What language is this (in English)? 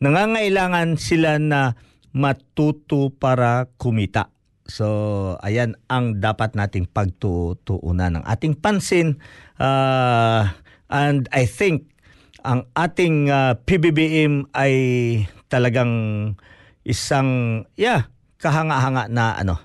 Filipino